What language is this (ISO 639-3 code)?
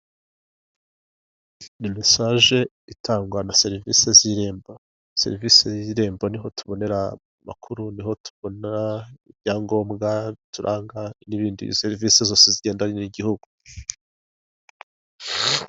kin